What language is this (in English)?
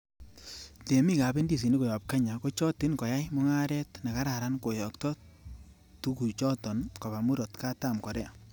Kalenjin